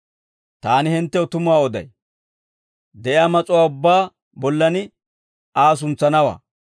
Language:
Dawro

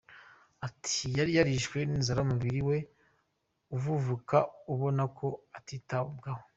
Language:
Kinyarwanda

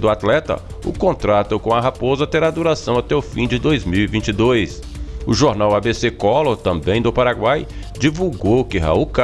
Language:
Portuguese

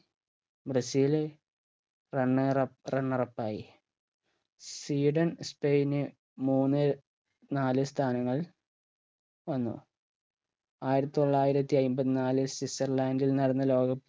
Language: Malayalam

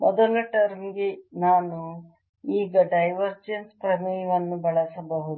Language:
Kannada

